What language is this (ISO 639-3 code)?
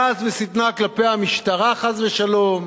heb